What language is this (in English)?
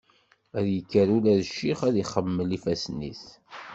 Kabyle